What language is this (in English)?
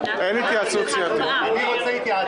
Hebrew